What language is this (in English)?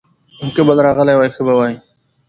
Pashto